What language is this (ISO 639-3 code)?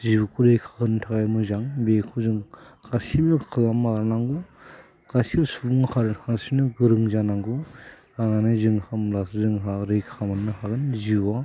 brx